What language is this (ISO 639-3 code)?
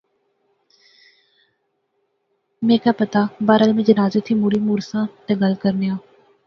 phr